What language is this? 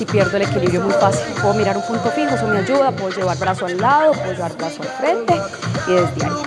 Spanish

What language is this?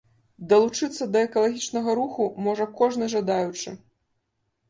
Belarusian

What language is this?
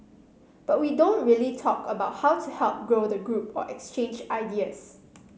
English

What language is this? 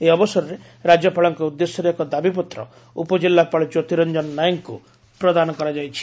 Odia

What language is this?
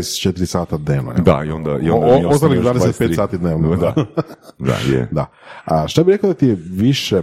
Croatian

